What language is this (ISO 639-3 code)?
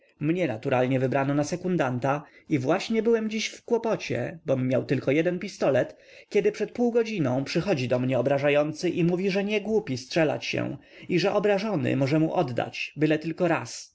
pol